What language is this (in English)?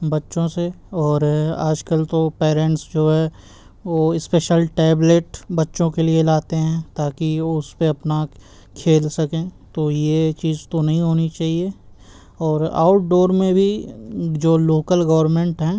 Urdu